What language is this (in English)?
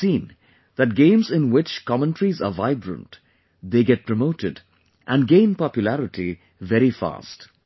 English